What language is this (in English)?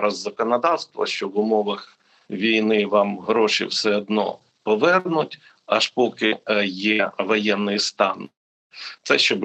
Ukrainian